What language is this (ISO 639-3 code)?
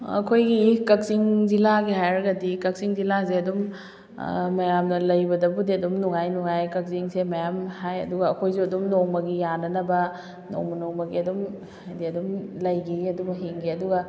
mni